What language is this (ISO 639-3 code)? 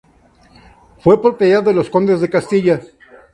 spa